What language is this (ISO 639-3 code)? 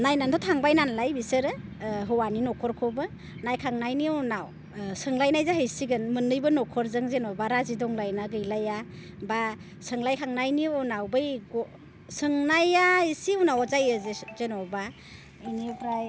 brx